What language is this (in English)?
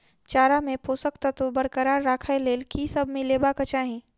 Maithili